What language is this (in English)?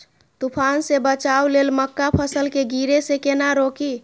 Maithili